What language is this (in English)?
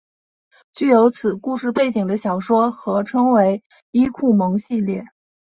Chinese